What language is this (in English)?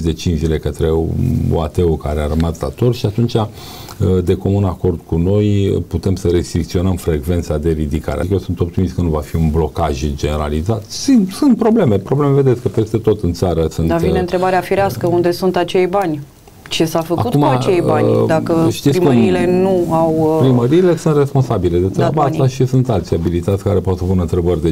Romanian